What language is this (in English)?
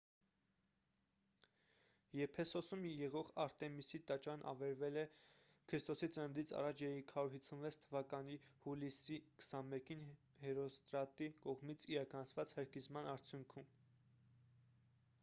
Armenian